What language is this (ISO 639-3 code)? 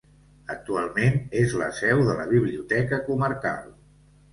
cat